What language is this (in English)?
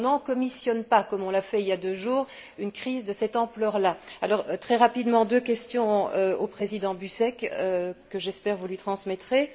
French